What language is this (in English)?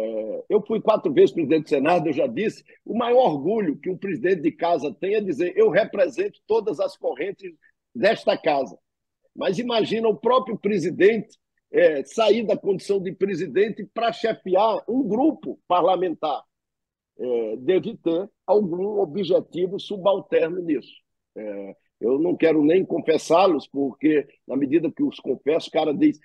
Portuguese